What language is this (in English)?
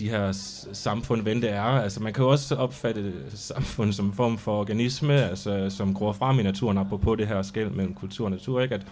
Danish